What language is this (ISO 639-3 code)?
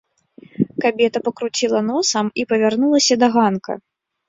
bel